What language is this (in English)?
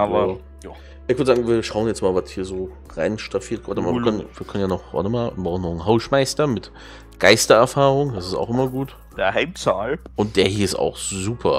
German